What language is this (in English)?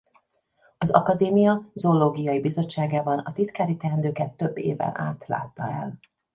Hungarian